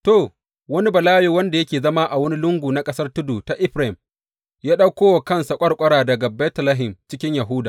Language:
Hausa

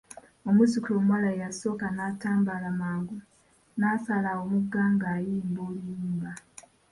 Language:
Ganda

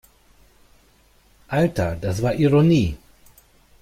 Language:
German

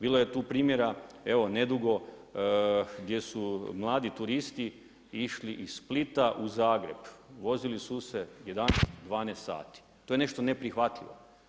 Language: Croatian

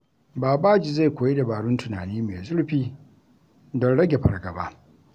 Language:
Hausa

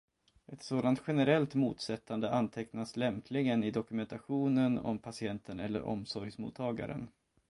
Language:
Swedish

